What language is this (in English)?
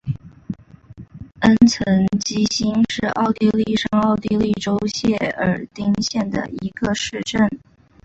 Chinese